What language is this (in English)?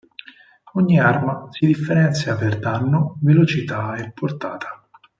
Italian